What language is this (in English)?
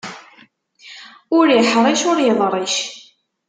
Kabyle